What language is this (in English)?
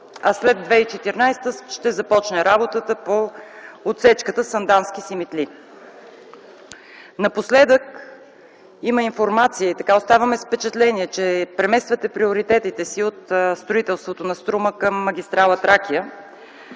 Bulgarian